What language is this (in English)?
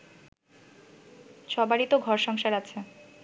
Bangla